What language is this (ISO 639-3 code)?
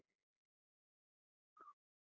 kan